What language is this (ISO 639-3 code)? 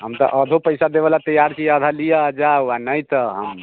mai